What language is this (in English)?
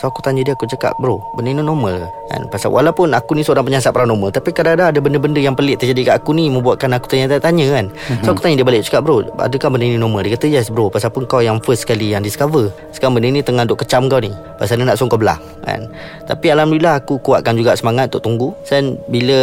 Malay